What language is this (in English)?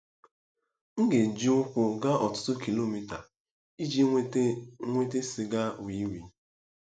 Igbo